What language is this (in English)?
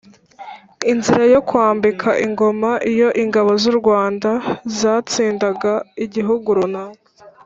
Kinyarwanda